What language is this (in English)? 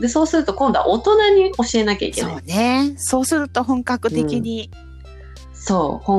Japanese